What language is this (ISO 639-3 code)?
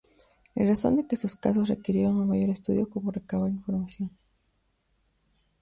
spa